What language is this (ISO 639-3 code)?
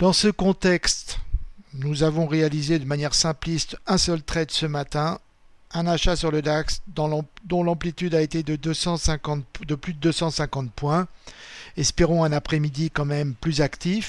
fra